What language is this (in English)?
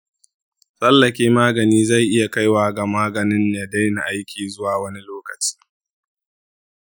Hausa